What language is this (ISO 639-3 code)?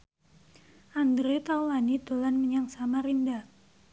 jav